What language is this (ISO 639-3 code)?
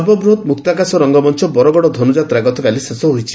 ori